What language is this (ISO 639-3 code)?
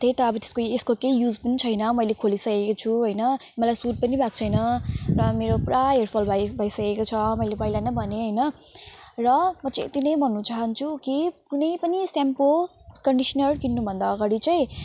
nep